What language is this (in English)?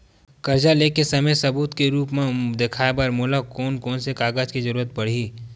Chhattisgarhi